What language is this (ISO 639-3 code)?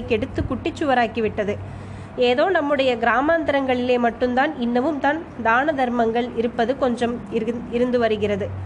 tam